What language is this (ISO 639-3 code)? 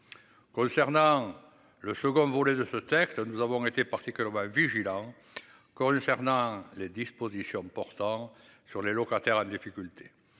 fra